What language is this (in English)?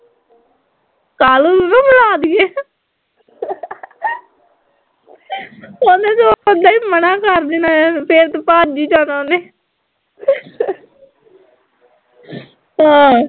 Punjabi